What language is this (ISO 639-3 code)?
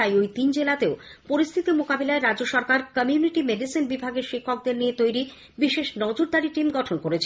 ben